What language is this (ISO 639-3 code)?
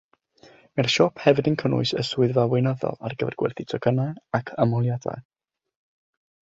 cym